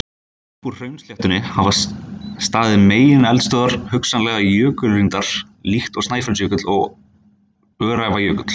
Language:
Icelandic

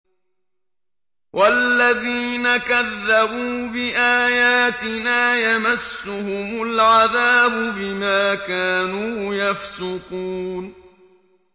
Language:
Arabic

